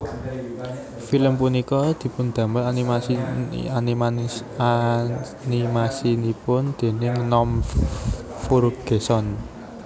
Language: Javanese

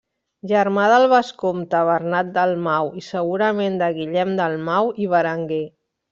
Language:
Catalan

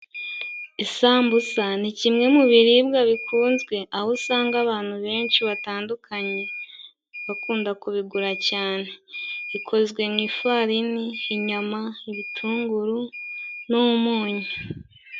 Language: Kinyarwanda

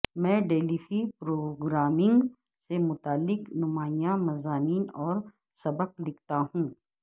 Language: Urdu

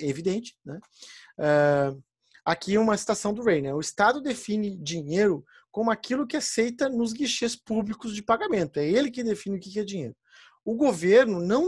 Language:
Portuguese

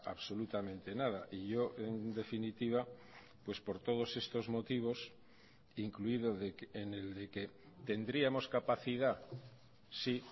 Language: Spanish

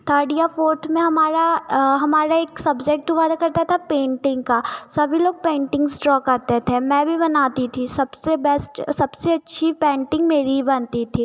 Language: Hindi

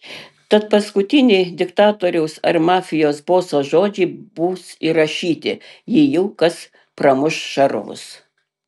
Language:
Lithuanian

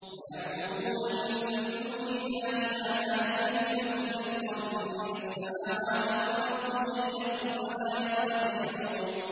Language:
Arabic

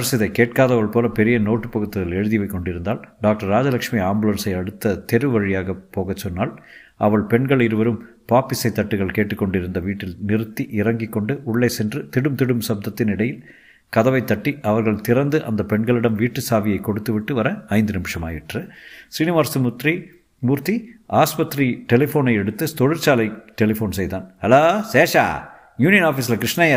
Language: Tamil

